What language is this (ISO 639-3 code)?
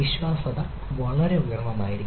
mal